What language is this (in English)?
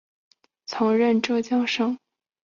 Chinese